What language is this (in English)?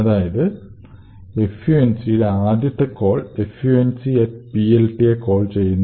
Malayalam